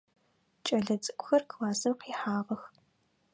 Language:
Adyghe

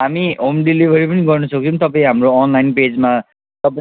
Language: Nepali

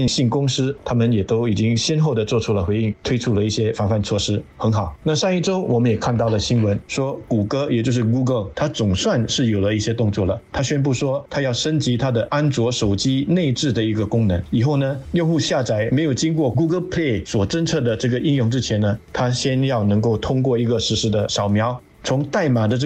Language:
Chinese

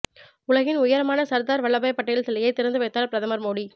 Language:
Tamil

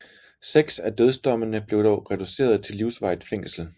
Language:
Danish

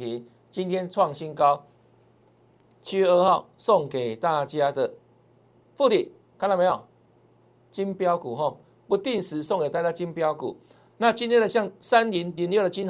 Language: Chinese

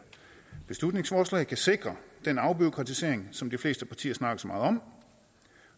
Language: Danish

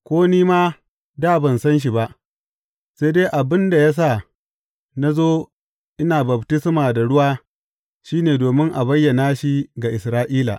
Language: Hausa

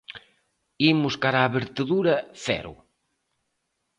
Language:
Galician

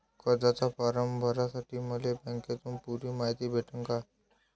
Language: Marathi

